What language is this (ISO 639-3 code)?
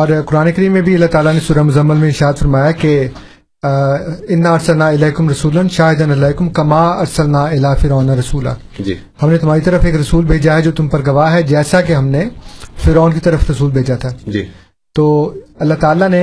urd